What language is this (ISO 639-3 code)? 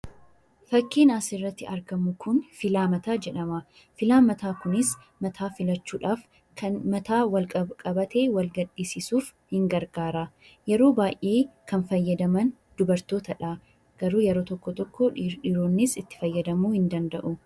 orm